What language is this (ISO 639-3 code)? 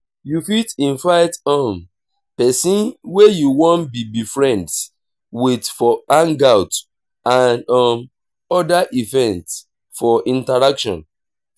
pcm